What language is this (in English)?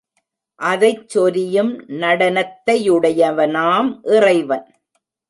Tamil